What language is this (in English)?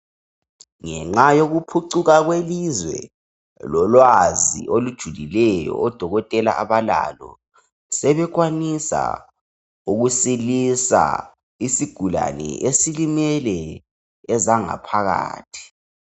North Ndebele